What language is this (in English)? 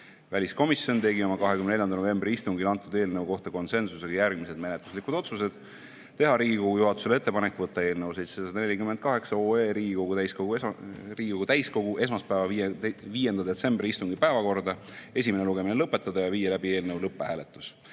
Estonian